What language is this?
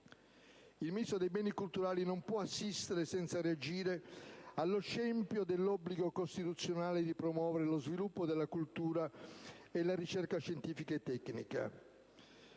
Italian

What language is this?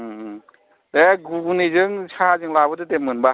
Bodo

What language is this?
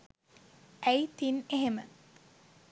Sinhala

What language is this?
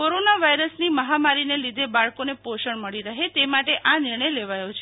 Gujarati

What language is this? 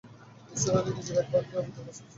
Bangla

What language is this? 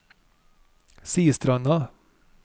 Norwegian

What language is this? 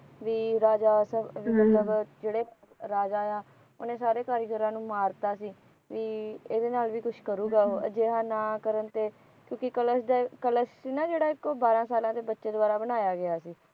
Punjabi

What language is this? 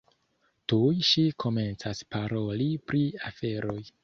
Esperanto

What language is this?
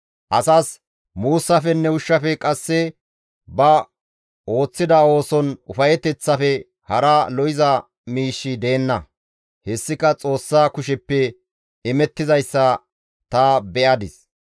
Gamo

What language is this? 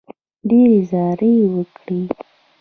Pashto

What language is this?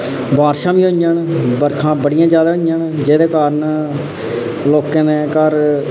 Dogri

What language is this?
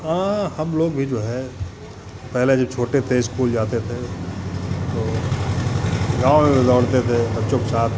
Hindi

